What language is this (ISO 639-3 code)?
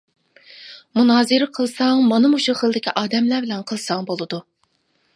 uig